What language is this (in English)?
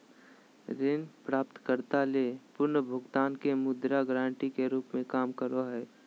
Magahi